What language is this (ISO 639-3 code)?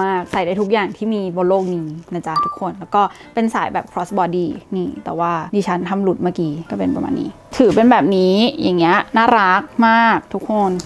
tha